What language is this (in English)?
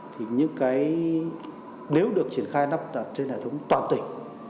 Vietnamese